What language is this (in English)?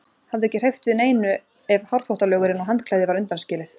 Icelandic